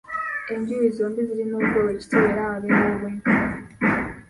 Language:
Ganda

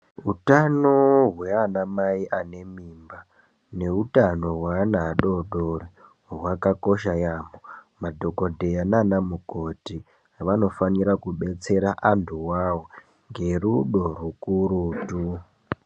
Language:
Ndau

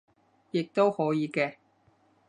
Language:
Cantonese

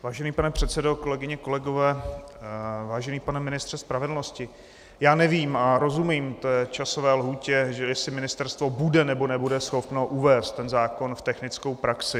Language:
Czech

